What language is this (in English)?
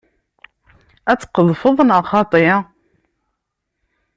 Kabyle